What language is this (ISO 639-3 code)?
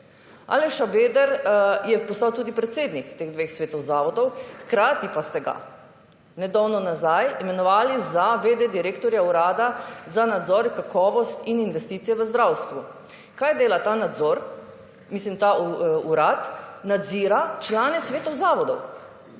slv